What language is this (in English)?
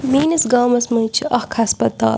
Kashmiri